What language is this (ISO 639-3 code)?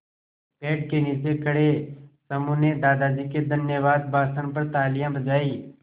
hin